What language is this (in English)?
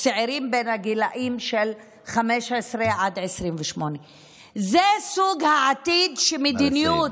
Hebrew